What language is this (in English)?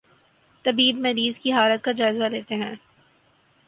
Urdu